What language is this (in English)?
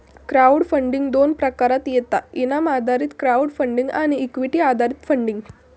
Marathi